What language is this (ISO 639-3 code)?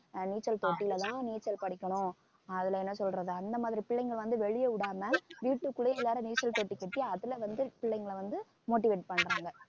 tam